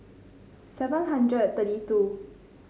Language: English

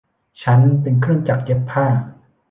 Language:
Thai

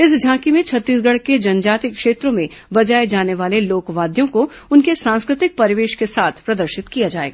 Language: Hindi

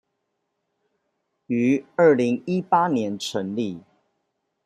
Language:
Chinese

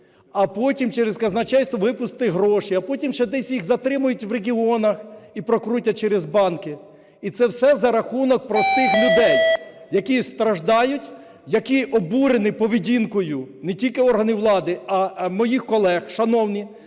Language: Ukrainian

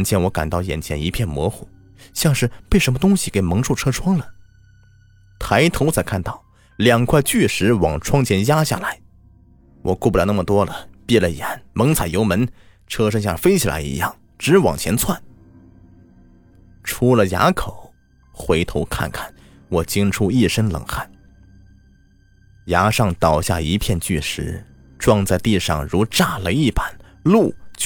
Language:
Chinese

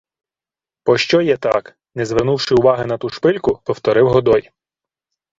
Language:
Ukrainian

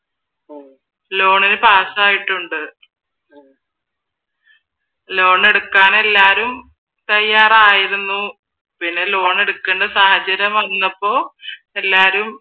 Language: Malayalam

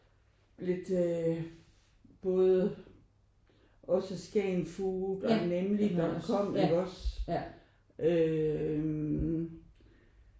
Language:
Danish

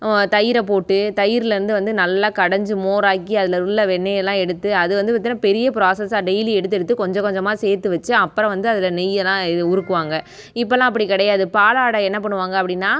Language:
Tamil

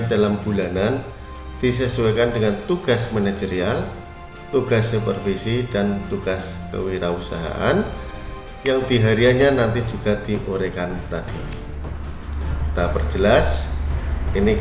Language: Indonesian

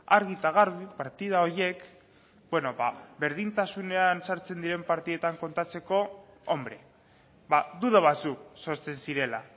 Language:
Basque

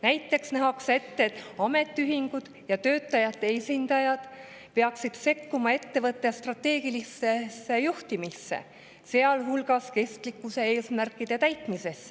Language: Estonian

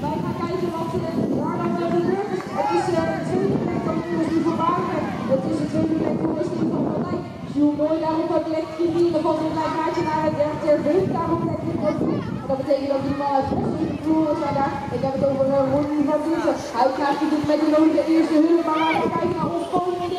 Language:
Dutch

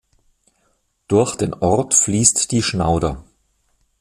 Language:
German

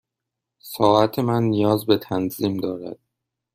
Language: Persian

